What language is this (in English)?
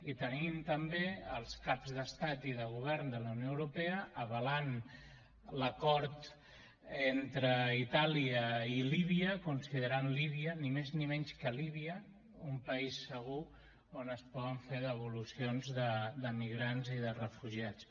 Catalan